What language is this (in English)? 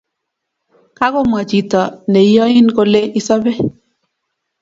Kalenjin